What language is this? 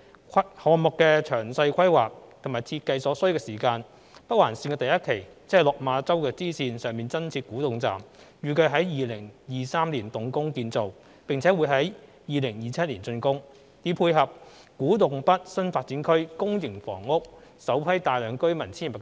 Cantonese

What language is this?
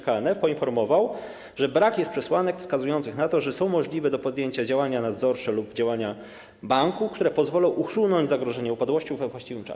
Polish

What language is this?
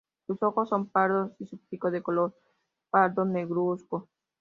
Spanish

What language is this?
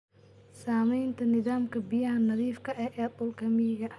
Somali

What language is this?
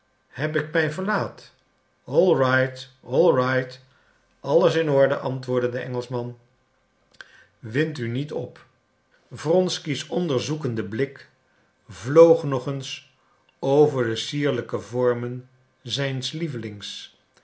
Dutch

